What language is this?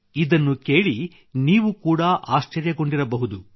Kannada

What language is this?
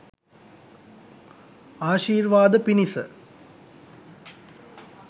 Sinhala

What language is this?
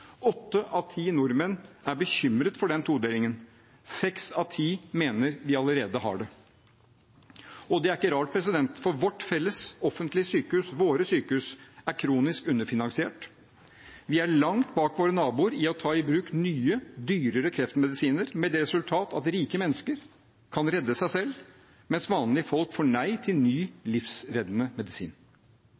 Norwegian Bokmål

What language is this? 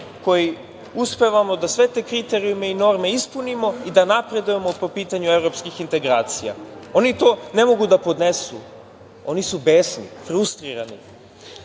Serbian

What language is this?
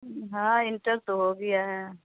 Urdu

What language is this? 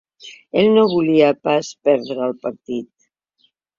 Catalan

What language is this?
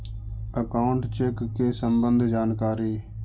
Magahi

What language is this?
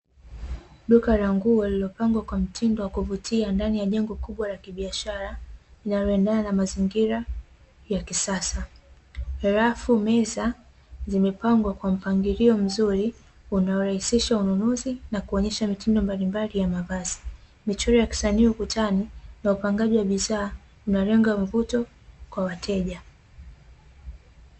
Swahili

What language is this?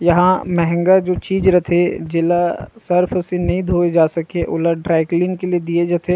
Chhattisgarhi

